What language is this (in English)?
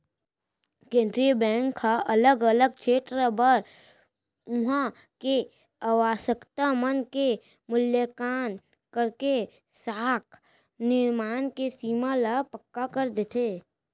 Chhattisgarhi